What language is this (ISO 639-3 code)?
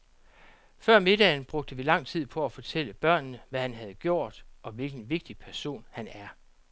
dan